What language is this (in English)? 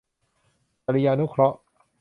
Thai